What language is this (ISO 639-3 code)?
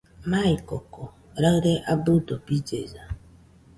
hux